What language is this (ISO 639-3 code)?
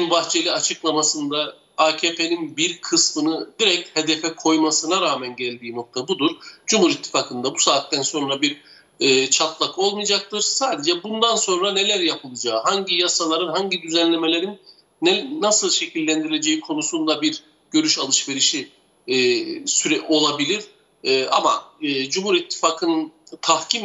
tur